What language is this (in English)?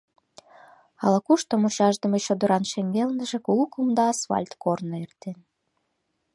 Mari